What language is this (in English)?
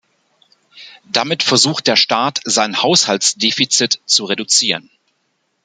German